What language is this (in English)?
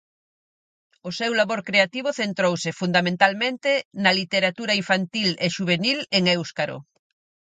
Galician